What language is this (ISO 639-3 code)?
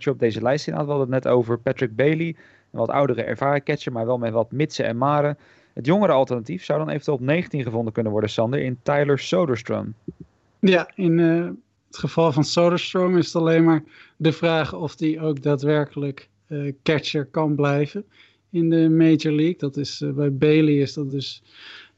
nld